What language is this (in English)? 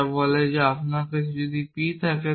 Bangla